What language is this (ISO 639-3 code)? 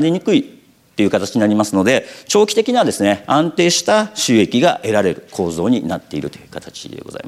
jpn